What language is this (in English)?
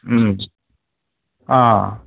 Bodo